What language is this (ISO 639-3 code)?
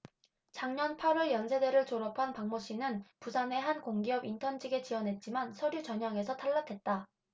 kor